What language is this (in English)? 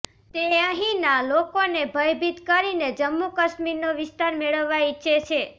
Gujarati